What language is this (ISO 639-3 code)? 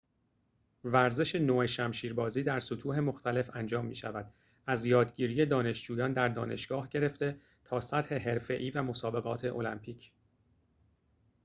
fas